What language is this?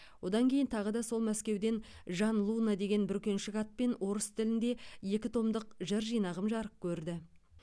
Kazakh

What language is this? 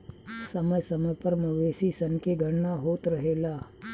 Bhojpuri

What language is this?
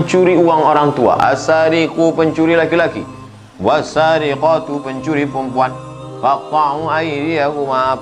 Indonesian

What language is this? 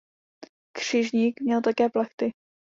Czech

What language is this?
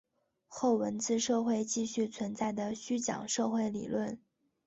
Chinese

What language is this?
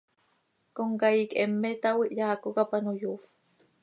Seri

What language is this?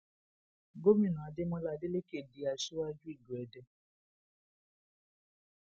Yoruba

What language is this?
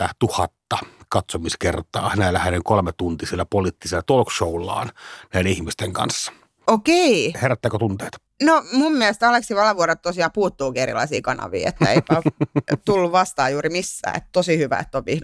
Finnish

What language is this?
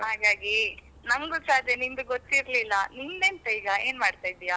Kannada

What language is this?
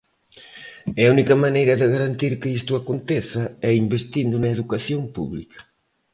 Galician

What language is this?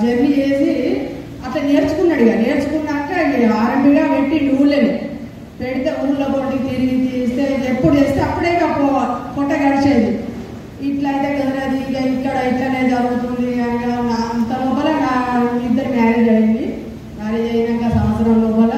Telugu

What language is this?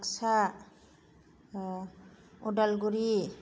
Bodo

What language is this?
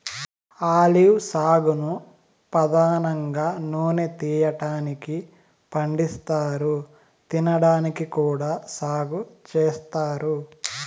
Telugu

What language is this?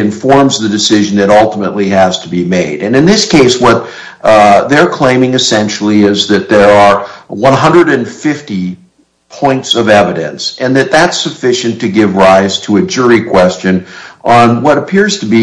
English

